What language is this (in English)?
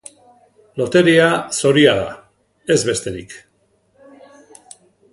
Basque